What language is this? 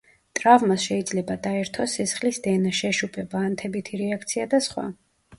Georgian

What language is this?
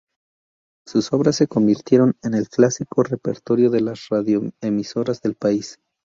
Spanish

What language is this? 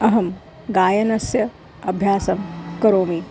Sanskrit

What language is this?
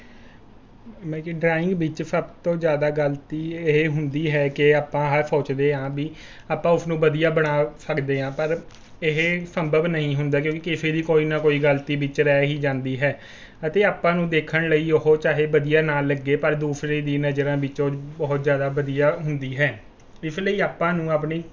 Punjabi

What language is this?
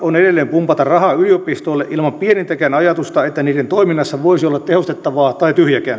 Finnish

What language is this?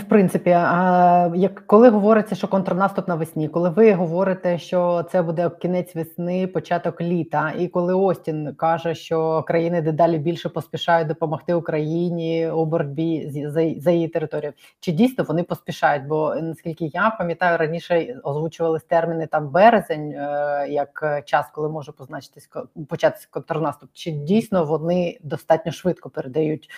Ukrainian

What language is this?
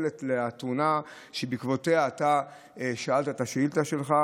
Hebrew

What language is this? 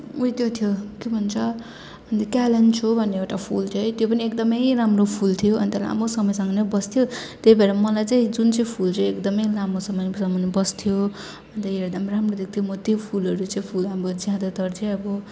Nepali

